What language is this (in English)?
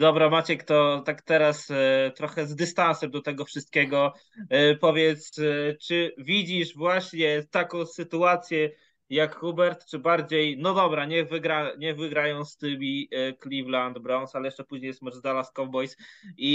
Polish